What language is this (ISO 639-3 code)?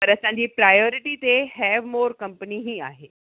snd